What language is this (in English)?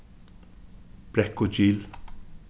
Faroese